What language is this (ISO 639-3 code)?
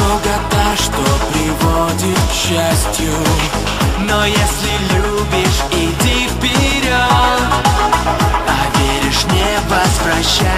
pol